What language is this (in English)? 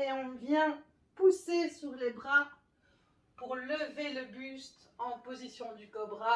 French